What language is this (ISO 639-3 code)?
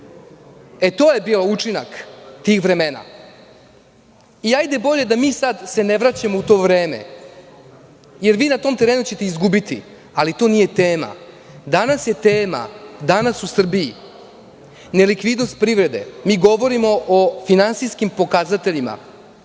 srp